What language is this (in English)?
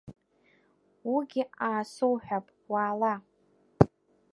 Abkhazian